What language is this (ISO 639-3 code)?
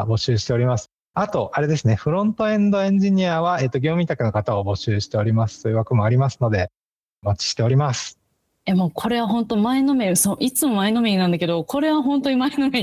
jpn